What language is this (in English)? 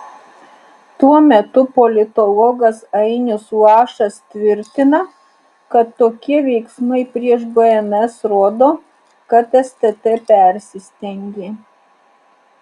Lithuanian